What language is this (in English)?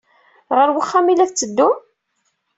Kabyle